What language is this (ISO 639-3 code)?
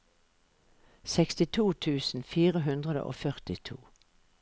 nor